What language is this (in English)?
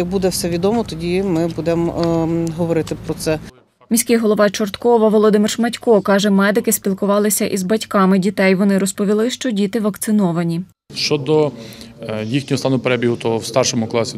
Ukrainian